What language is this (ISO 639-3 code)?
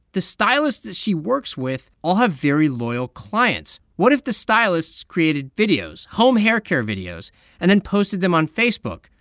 eng